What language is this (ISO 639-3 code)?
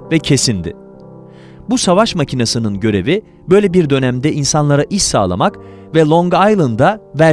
tur